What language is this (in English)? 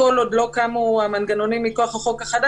Hebrew